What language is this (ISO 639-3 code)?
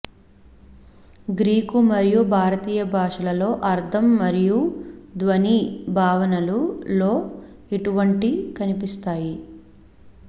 tel